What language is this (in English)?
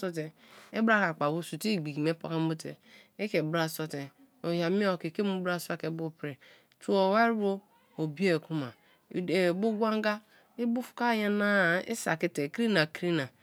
Kalabari